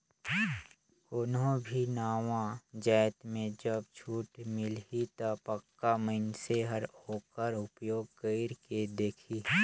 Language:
Chhattisgarhi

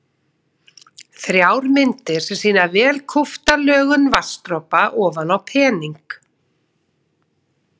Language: Icelandic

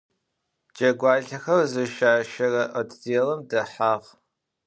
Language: Adyghe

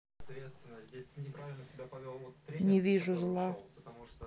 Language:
Russian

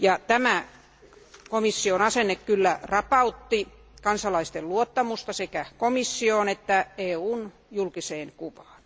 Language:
Finnish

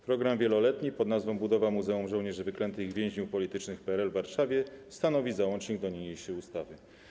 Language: Polish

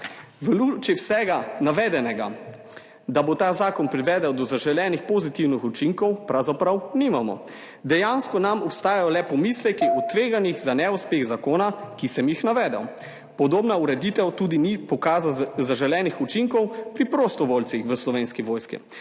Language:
Slovenian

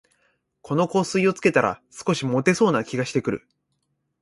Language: Japanese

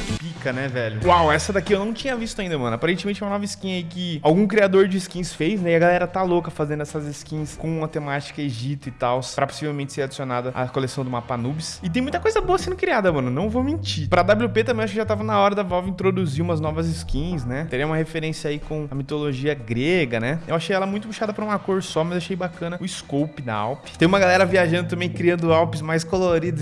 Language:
Portuguese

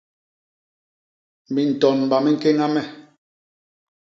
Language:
Basaa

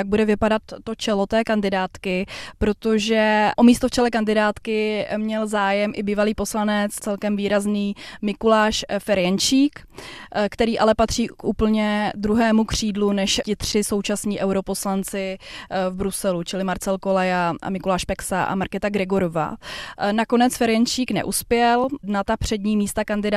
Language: Czech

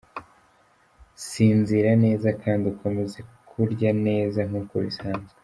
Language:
Kinyarwanda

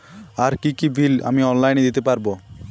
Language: Bangla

